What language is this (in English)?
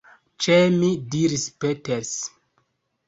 Esperanto